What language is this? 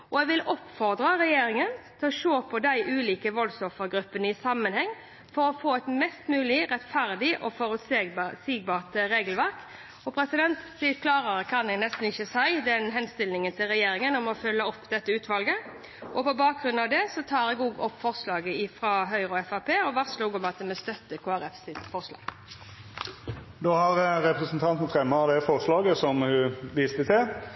Norwegian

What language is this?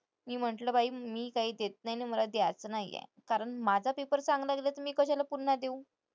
Marathi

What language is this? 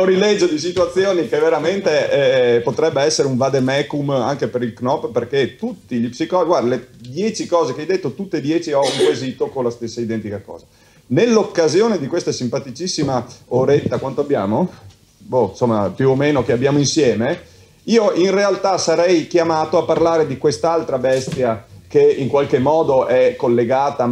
Italian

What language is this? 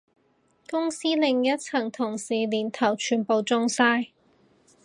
Cantonese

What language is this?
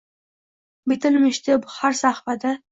Uzbek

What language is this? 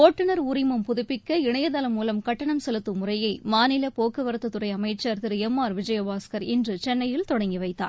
Tamil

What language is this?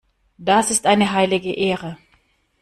German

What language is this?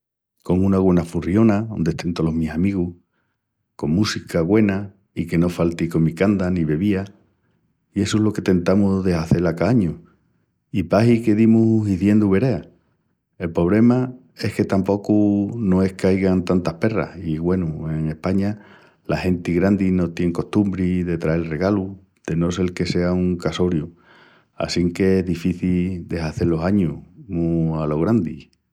Extremaduran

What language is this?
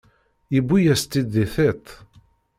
Kabyle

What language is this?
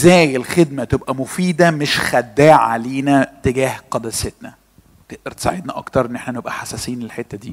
Arabic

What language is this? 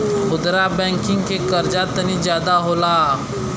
Bhojpuri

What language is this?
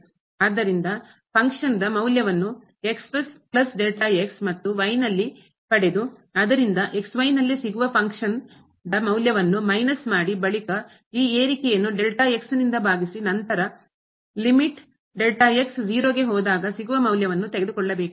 Kannada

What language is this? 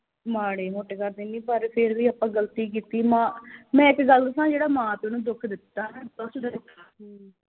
Punjabi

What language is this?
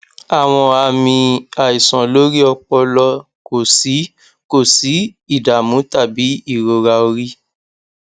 Yoruba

